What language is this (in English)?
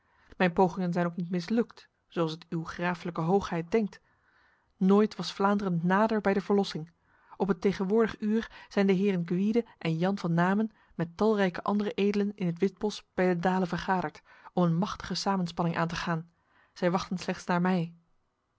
Dutch